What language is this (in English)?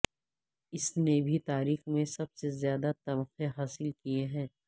Urdu